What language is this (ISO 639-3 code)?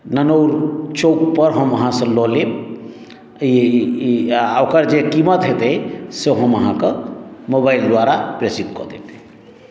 mai